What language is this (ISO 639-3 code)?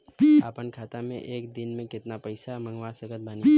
bho